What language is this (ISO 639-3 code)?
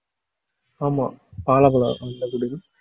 tam